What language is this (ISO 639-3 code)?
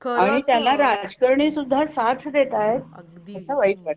mar